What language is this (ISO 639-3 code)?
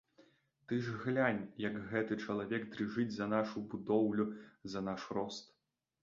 bel